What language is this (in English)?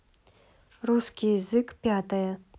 Russian